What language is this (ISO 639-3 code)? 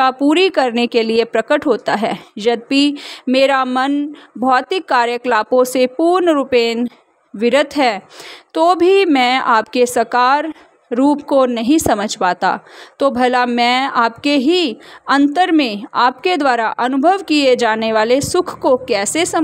hin